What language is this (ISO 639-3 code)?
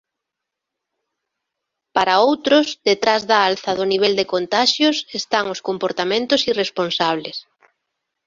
glg